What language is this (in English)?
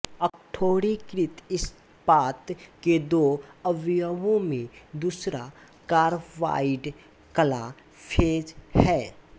Hindi